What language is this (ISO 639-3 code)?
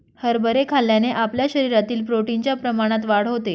mar